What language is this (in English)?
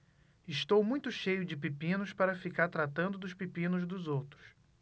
Portuguese